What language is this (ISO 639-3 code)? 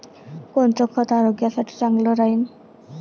mar